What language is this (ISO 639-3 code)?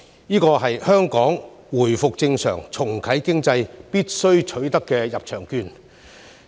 yue